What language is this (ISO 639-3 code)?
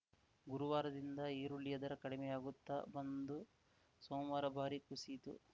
kan